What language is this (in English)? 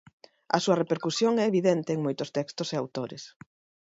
Galician